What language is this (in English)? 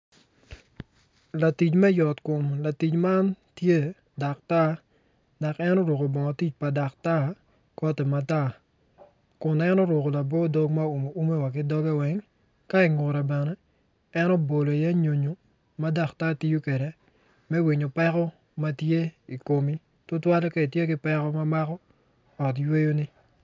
Acoli